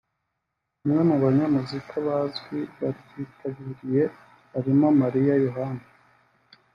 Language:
Kinyarwanda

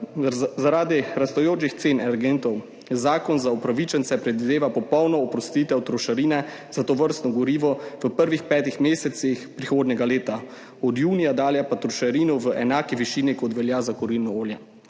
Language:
Slovenian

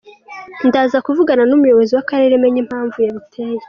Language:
Kinyarwanda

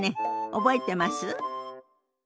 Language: Japanese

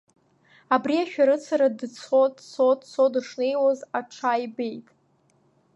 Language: Abkhazian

